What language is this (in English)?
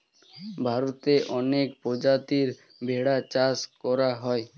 Bangla